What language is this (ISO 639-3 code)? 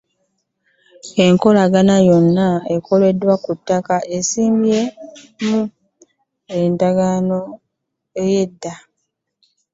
lug